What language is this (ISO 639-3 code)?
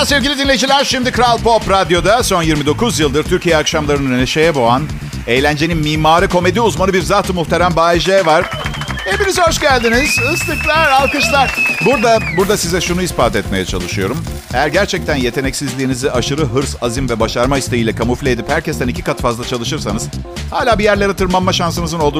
tur